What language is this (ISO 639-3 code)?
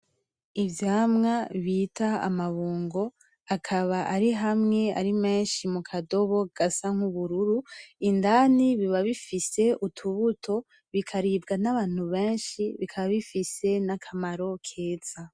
run